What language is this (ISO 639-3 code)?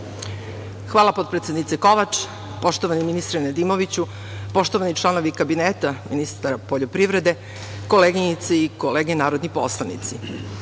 srp